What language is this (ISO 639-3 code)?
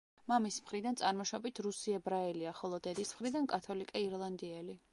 kat